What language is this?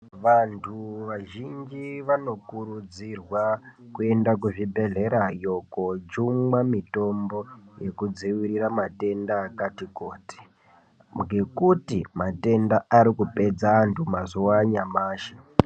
Ndau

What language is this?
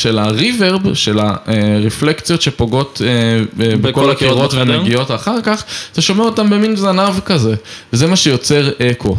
Hebrew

